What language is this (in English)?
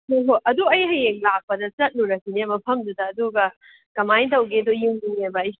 Manipuri